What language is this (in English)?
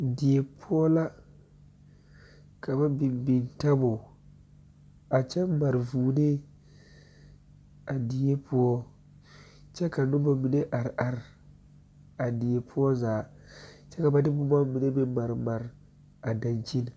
Southern Dagaare